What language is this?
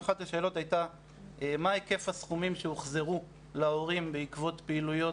Hebrew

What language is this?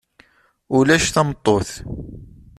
Kabyle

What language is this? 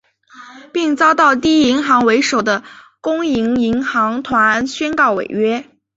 Chinese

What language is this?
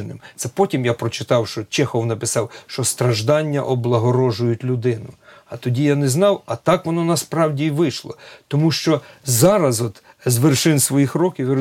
Ukrainian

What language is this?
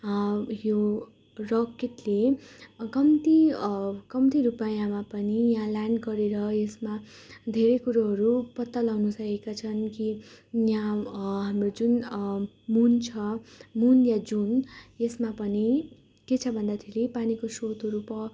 Nepali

